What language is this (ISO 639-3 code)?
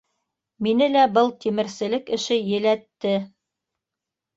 bak